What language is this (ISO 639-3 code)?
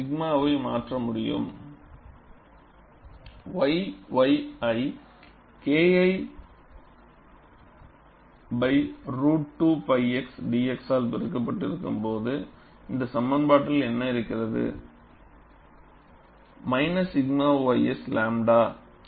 tam